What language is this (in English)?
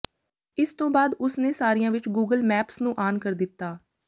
Punjabi